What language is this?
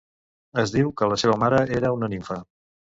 Catalan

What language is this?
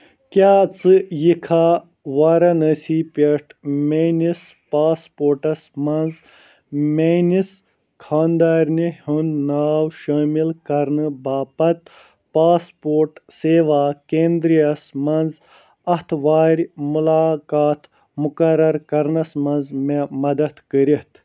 Kashmiri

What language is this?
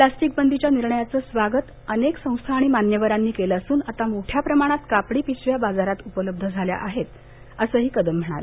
Marathi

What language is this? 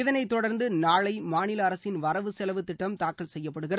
Tamil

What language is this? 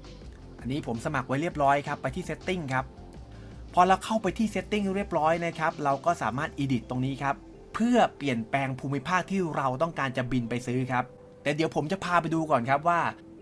Thai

